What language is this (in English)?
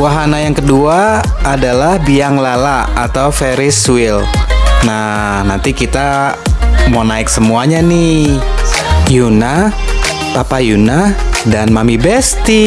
Indonesian